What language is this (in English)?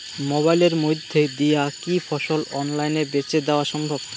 Bangla